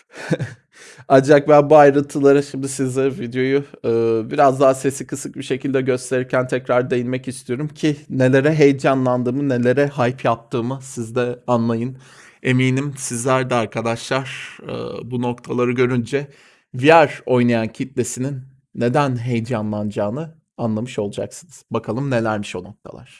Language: Turkish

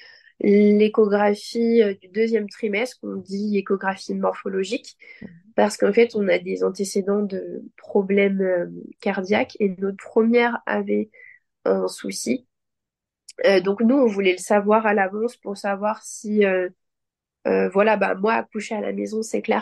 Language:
French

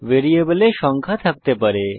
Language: Bangla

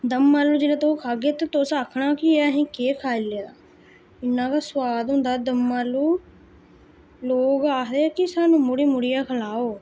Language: Dogri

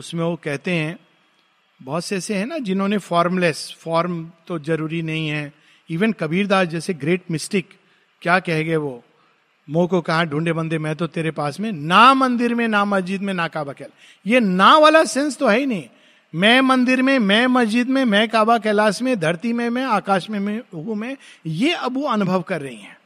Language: Hindi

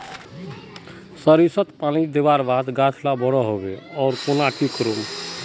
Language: Magahi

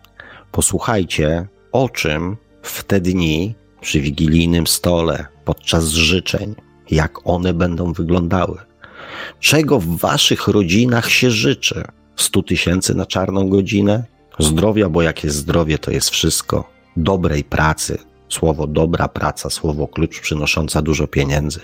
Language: Polish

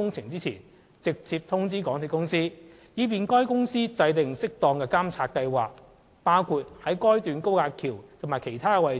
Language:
Cantonese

